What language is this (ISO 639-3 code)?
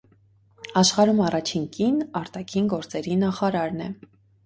hye